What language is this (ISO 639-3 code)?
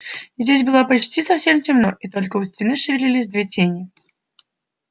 rus